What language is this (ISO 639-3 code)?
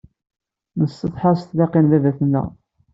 kab